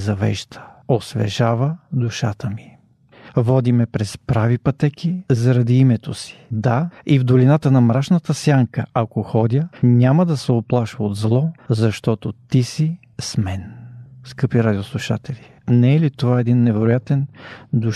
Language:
Bulgarian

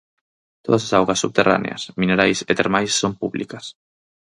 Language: Galician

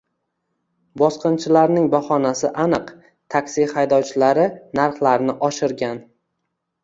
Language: Uzbek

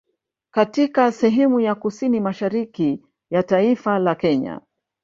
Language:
Swahili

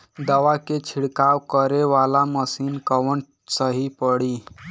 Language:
Bhojpuri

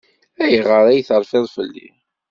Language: Kabyle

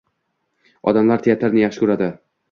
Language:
Uzbek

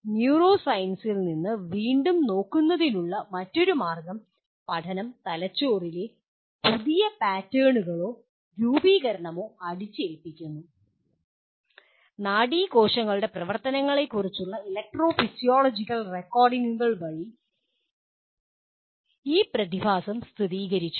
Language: Malayalam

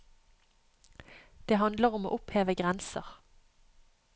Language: Norwegian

